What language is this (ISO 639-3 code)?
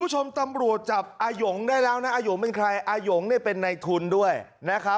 tha